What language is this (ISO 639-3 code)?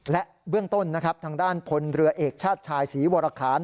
tha